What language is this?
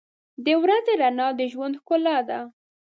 Pashto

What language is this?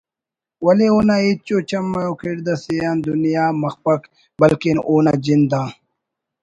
Brahui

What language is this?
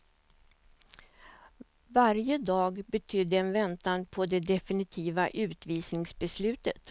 Swedish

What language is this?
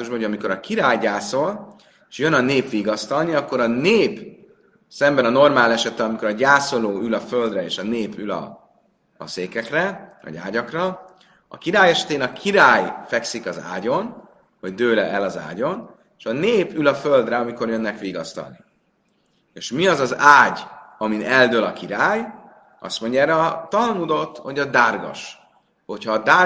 Hungarian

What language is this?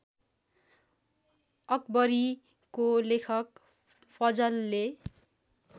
Nepali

